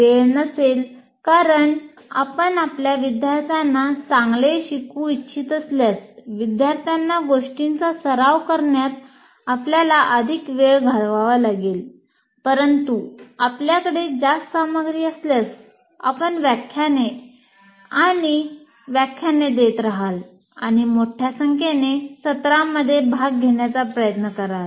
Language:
Marathi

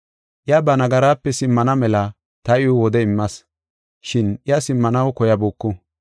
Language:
Gofa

